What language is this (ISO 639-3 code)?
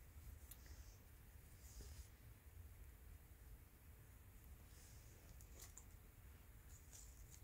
nor